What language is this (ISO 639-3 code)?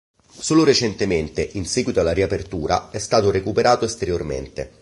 ita